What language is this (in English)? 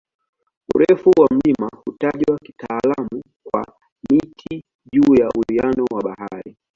Swahili